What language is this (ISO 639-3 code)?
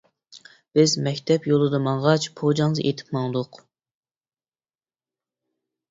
uig